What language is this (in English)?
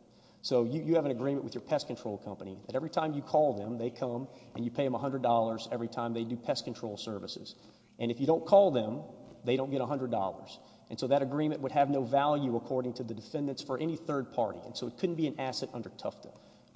English